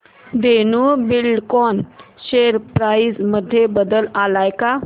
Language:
Marathi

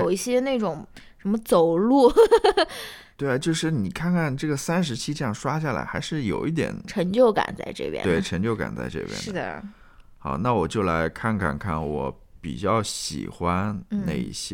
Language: Chinese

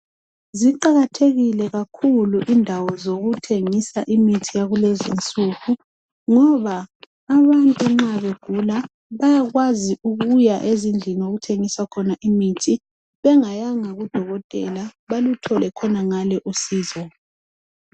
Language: North Ndebele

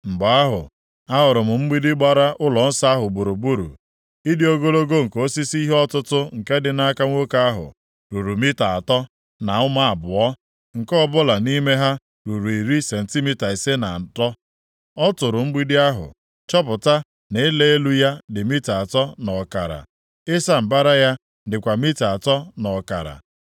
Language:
Igbo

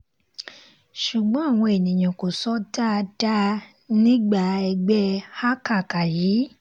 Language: Yoruba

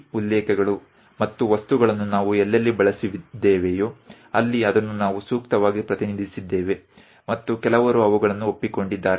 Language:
Kannada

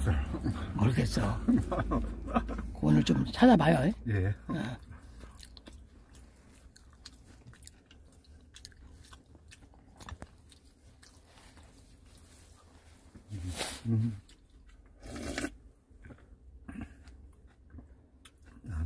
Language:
Korean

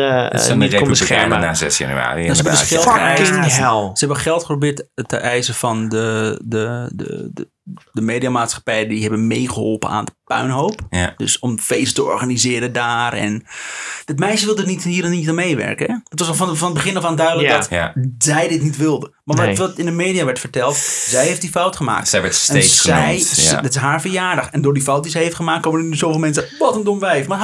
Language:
Dutch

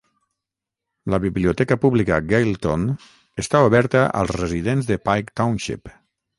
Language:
Catalan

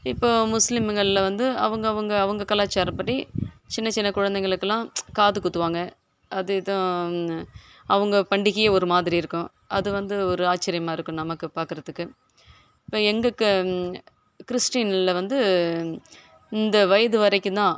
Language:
Tamil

